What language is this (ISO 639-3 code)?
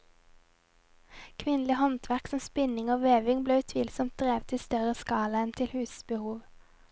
nor